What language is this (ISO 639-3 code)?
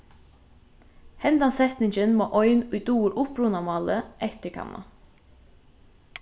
fao